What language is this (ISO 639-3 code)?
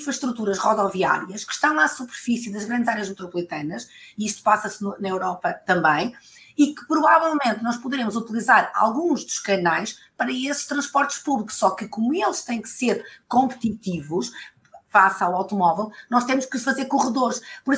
por